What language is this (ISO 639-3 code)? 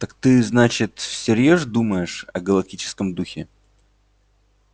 rus